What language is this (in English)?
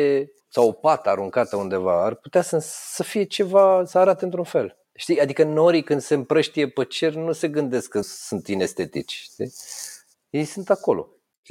Romanian